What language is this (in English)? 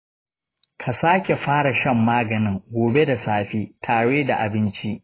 Hausa